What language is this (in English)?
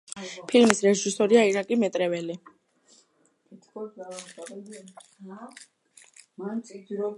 Georgian